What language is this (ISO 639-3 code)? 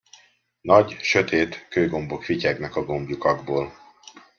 hun